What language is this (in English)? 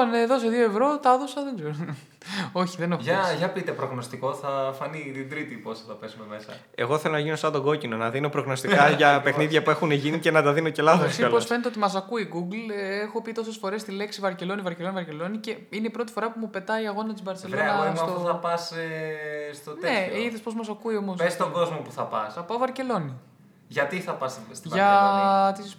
Greek